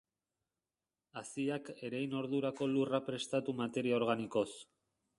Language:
Basque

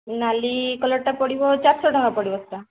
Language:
Odia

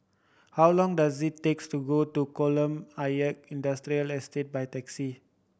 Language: English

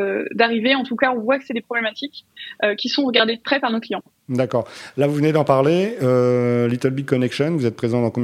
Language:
French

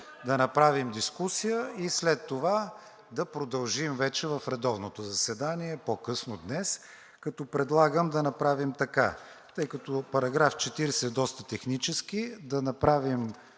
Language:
Bulgarian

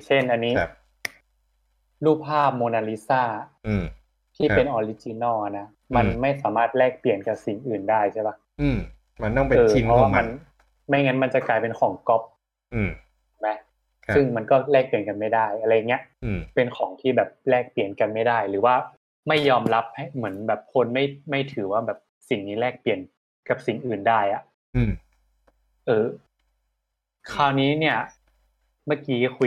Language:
Thai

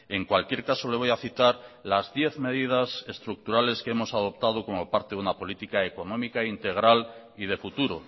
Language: Spanish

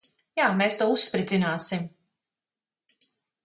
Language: Latvian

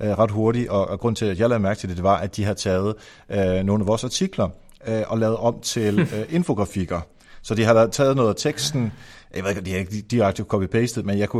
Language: Danish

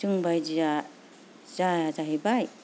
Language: Bodo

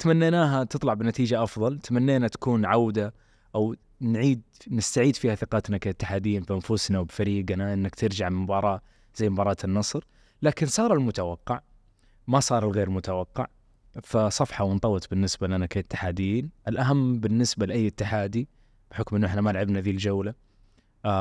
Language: Arabic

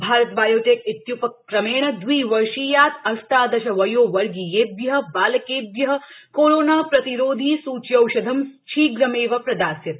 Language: Sanskrit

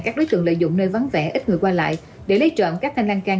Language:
Vietnamese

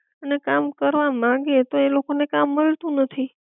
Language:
Gujarati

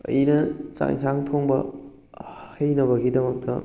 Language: Manipuri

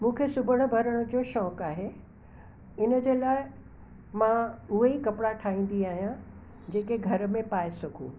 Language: Sindhi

